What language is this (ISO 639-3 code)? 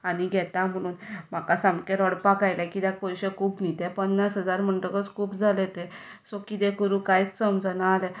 kok